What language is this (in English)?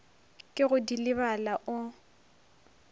Northern Sotho